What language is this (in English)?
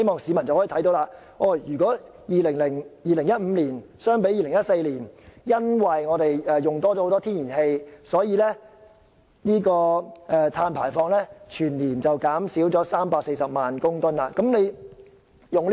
Cantonese